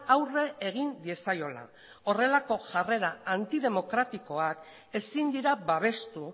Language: Basque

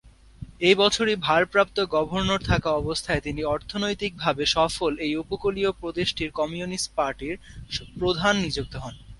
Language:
Bangla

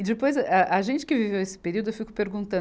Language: Portuguese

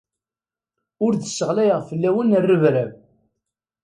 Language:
Kabyle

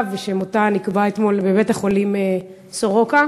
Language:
Hebrew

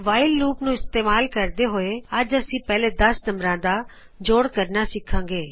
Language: Punjabi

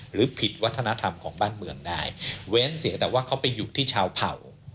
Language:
Thai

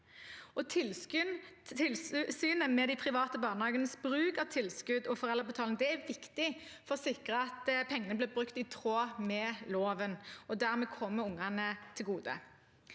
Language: Norwegian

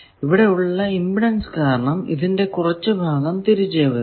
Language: Malayalam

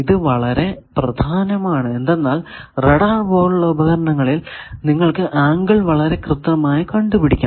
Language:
Malayalam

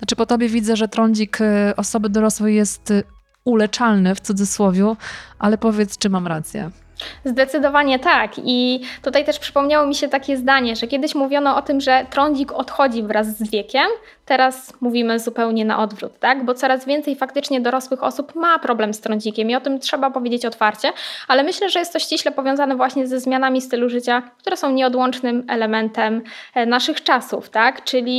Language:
Polish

